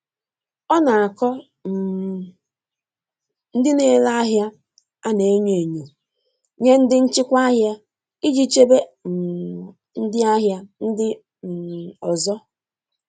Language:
Igbo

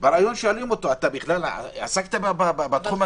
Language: Hebrew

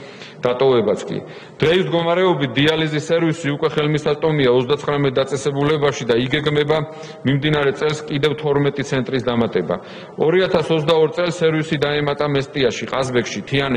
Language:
Romanian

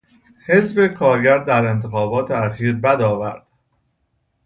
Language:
Persian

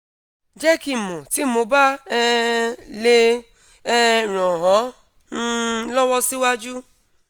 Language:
Yoruba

